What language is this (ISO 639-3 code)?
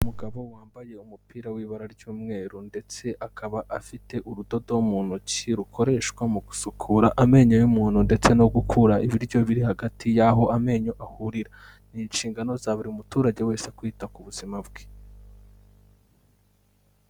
kin